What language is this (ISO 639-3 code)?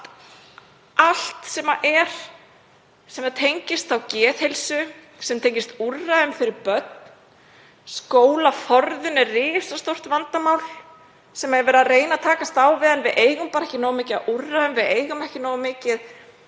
isl